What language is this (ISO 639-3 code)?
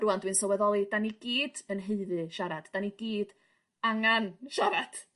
cym